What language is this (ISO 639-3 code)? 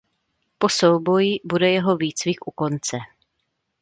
ces